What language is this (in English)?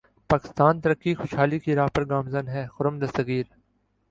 Urdu